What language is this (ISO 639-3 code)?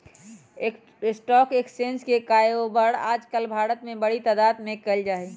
mag